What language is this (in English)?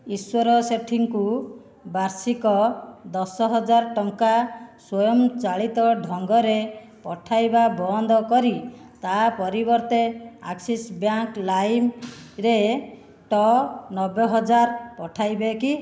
Odia